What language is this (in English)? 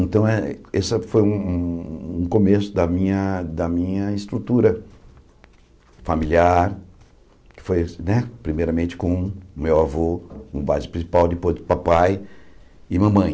Portuguese